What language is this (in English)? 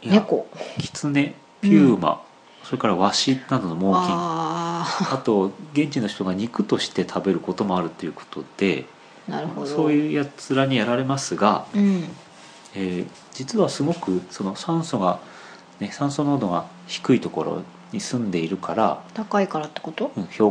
Japanese